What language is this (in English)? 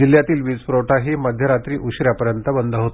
Marathi